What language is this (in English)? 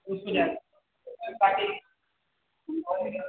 Maithili